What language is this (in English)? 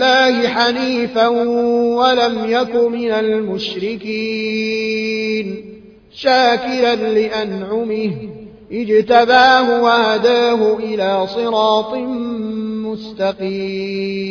Arabic